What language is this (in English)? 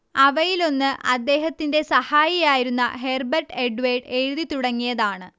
Malayalam